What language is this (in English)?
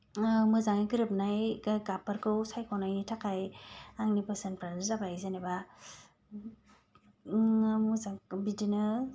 Bodo